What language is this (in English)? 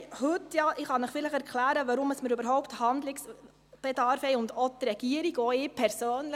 Swiss German